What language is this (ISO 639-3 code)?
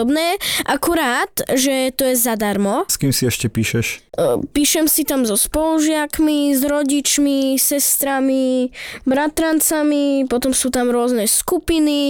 slk